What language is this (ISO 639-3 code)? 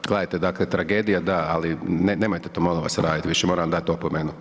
hrv